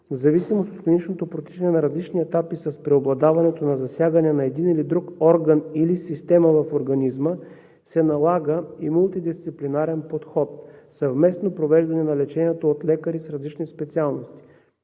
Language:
Bulgarian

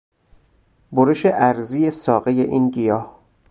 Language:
Persian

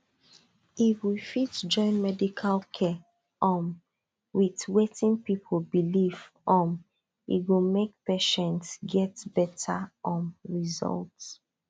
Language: Nigerian Pidgin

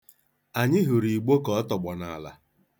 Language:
Igbo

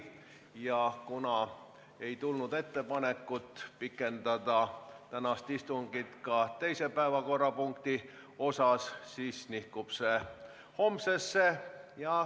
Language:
Estonian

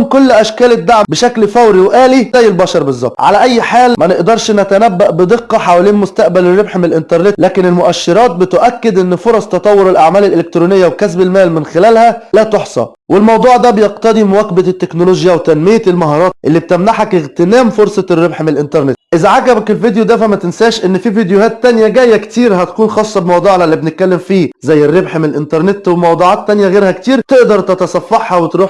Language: Arabic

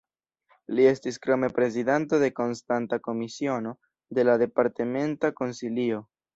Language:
Esperanto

